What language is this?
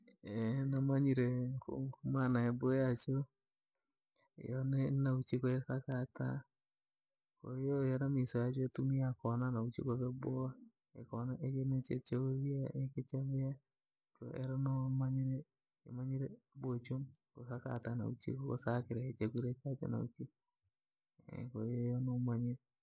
Langi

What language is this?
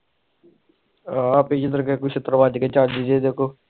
Punjabi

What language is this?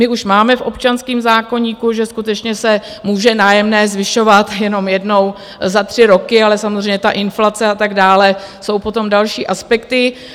Czech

